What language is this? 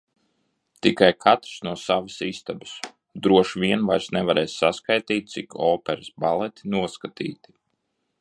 Latvian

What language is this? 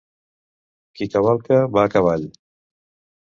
Catalan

